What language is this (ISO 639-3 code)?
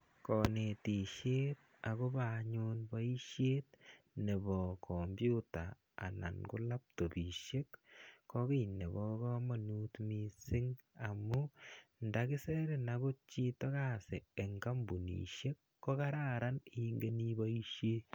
kln